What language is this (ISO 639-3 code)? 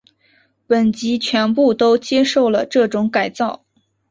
zho